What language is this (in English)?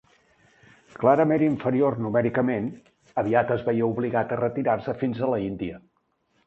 Catalan